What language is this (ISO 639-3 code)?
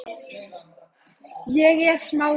isl